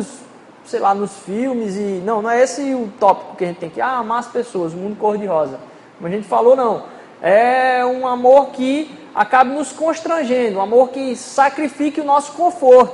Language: Portuguese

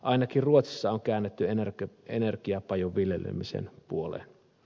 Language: Finnish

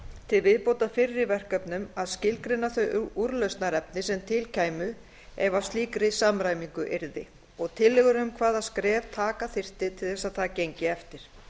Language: Icelandic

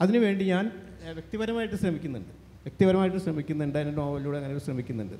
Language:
Malayalam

